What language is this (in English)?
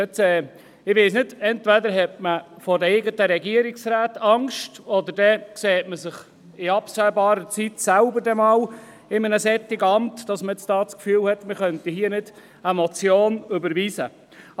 Swiss German